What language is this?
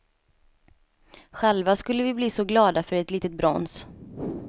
Swedish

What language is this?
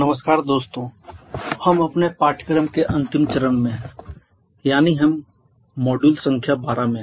Hindi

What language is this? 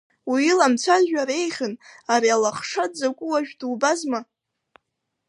Abkhazian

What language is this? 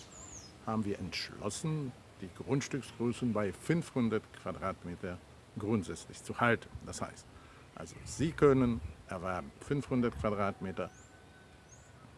German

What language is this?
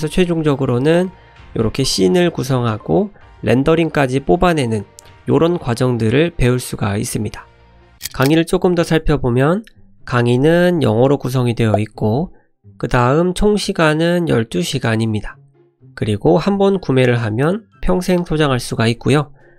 Korean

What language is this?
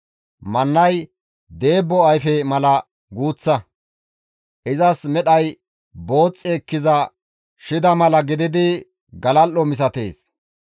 Gamo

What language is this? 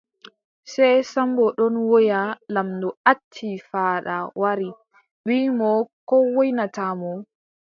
Adamawa Fulfulde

